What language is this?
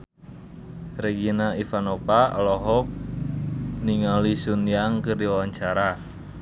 Sundanese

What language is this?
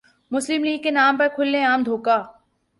Urdu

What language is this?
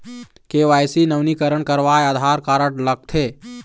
Chhattisgarhi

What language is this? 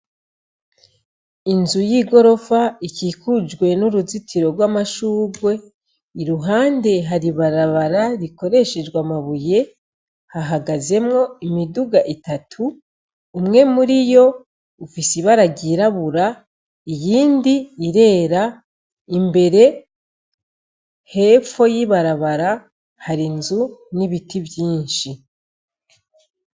Rundi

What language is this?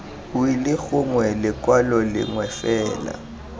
Tswana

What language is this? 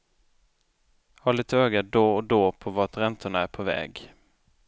Swedish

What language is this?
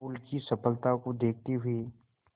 Hindi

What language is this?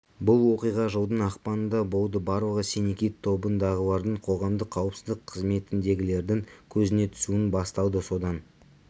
Kazakh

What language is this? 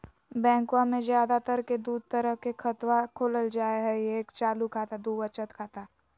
Magahi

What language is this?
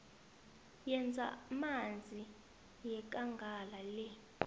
South Ndebele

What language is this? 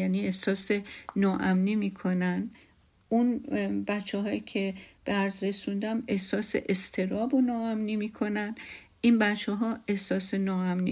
Persian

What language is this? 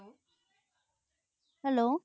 Punjabi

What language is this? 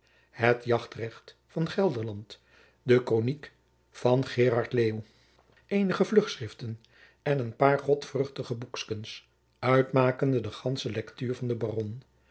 Dutch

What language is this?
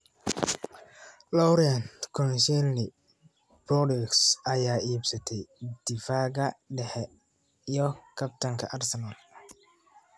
Somali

